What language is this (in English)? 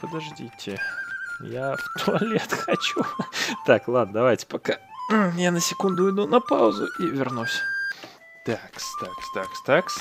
Russian